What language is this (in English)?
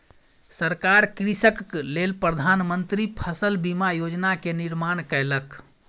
Maithili